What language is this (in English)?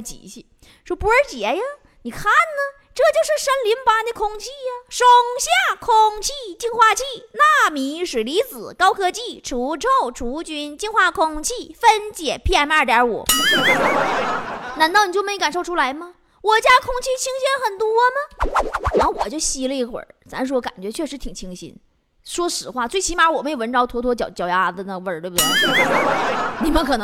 Chinese